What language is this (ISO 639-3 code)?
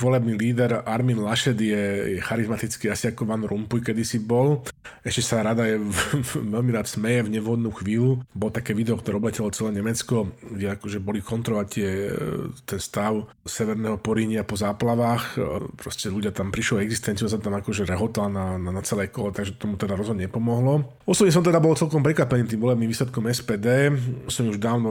slk